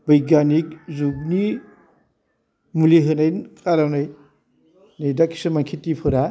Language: Bodo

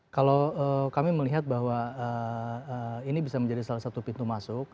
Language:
Indonesian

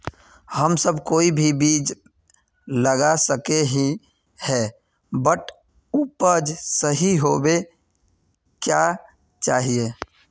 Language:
Magahi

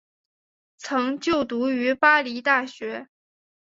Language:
Chinese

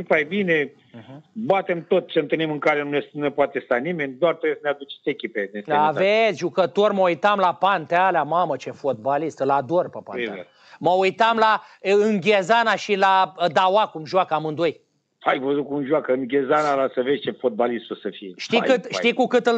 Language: Romanian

